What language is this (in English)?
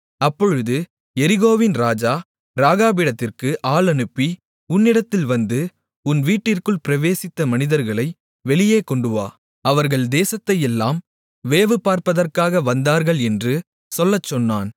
Tamil